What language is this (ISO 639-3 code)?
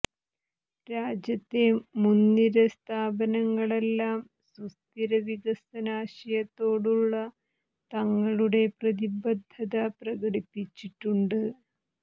mal